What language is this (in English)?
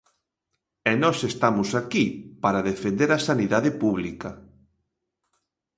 Galician